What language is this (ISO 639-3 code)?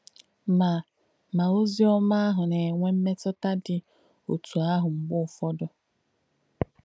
ibo